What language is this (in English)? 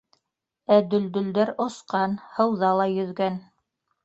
Bashkir